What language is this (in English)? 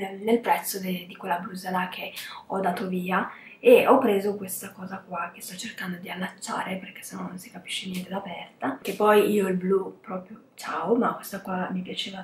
Italian